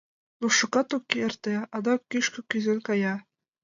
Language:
Mari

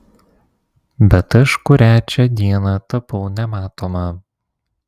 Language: Lithuanian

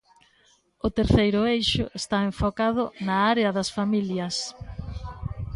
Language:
Galician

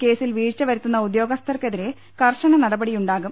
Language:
Malayalam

